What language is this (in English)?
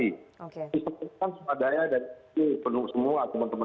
Indonesian